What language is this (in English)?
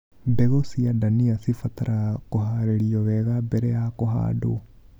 Kikuyu